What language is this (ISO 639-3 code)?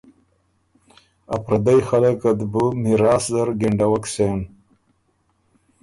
oru